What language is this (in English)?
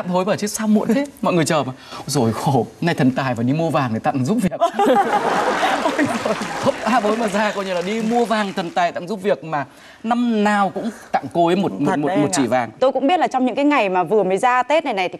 Vietnamese